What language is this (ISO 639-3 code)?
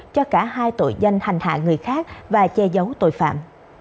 vie